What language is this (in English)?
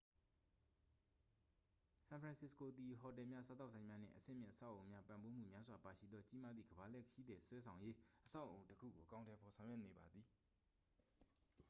Burmese